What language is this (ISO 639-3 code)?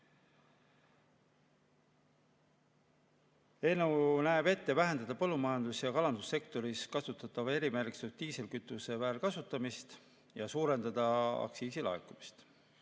est